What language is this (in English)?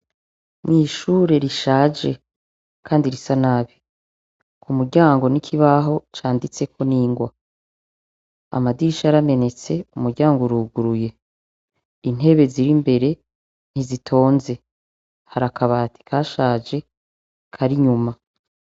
Rundi